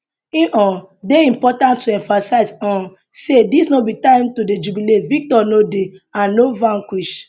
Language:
Nigerian Pidgin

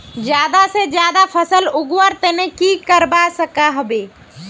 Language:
Magahi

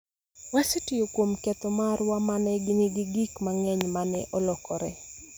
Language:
Luo (Kenya and Tanzania)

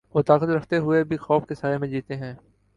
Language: Urdu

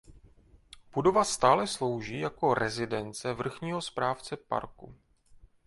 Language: Czech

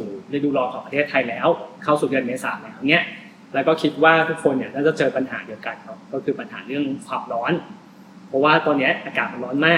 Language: Thai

